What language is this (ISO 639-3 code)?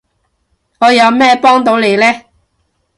yue